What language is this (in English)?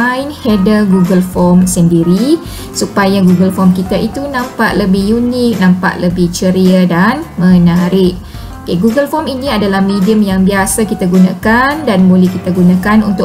Malay